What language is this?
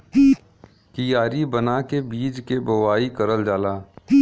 Bhojpuri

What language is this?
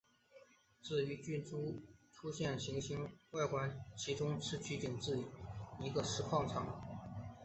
Chinese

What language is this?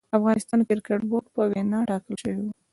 Pashto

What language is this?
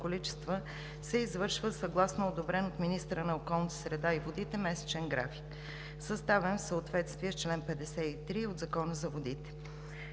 Bulgarian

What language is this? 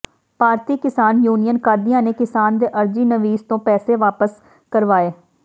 Punjabi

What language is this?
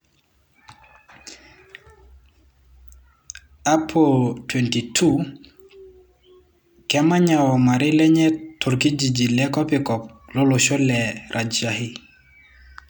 Masai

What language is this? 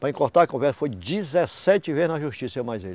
Portuguese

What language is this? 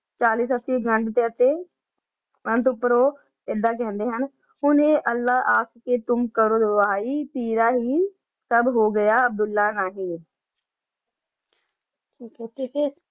Punjabi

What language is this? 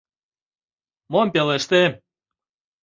Mari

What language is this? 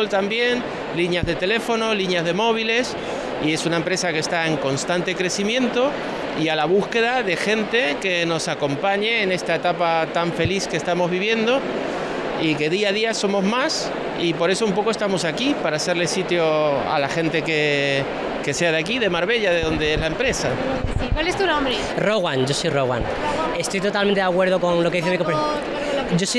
Spanish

